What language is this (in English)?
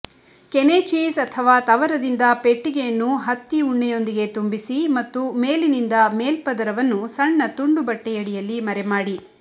Kannada